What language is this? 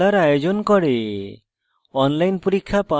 Bangla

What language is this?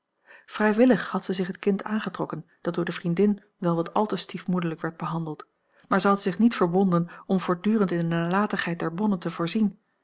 Dutch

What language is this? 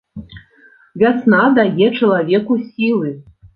Belarusian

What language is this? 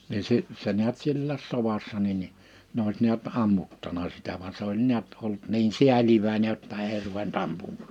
Finnish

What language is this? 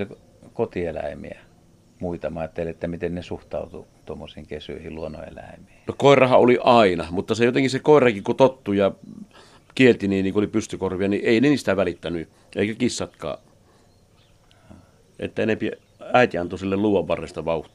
Finnish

